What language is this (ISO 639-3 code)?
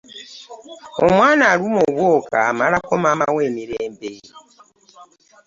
lug